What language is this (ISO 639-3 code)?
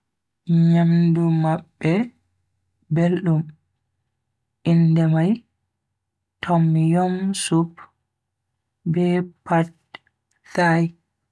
fui